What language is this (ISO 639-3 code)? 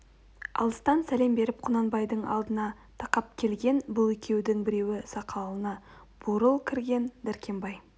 kaz